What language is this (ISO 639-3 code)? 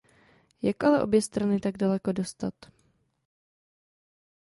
ces